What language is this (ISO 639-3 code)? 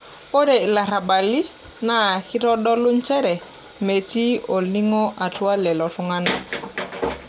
mas